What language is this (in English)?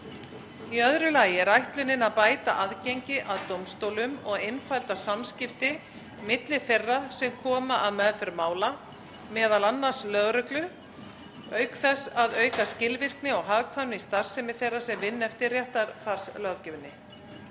Icelandic